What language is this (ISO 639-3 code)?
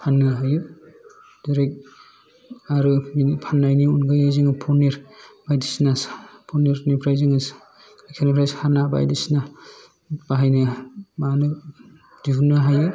brx